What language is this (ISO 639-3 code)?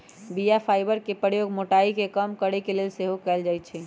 mag